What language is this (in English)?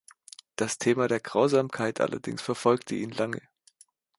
German